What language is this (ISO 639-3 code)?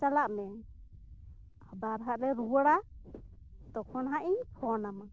sat